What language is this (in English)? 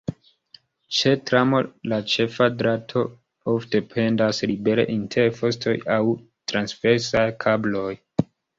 Esperanto